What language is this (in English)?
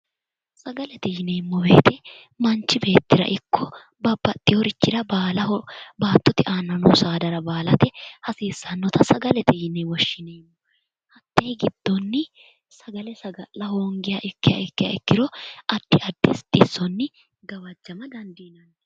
Sidamo